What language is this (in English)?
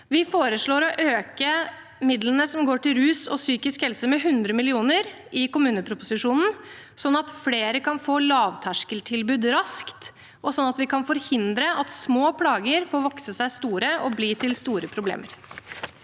Norwegian